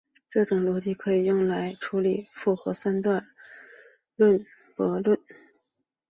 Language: Chinese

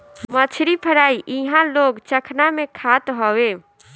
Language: Bhojpuri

